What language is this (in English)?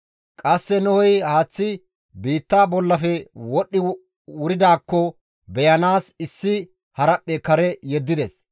Gamo